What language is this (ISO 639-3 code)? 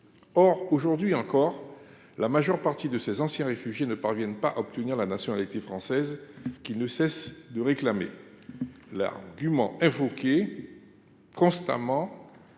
fra